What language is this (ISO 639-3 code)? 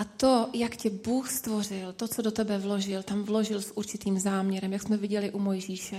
ces